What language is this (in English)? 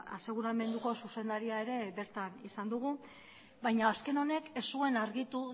Basque